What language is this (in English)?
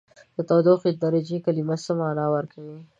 Pashto